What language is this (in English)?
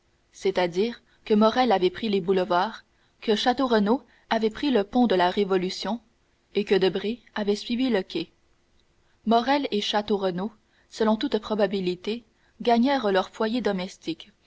French